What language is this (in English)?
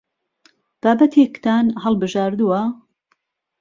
Central Kurdish